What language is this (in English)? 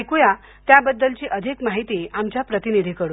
Marathi